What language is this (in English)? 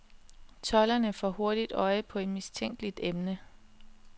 Danish